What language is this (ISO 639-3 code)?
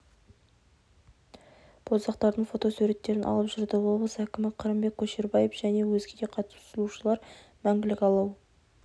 kaz